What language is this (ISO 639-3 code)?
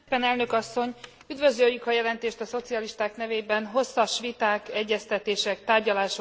hun